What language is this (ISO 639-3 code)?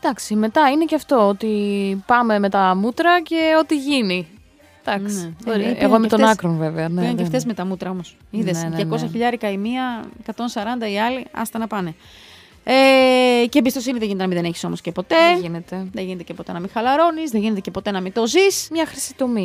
ell